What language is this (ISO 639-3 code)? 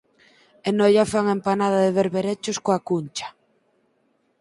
glg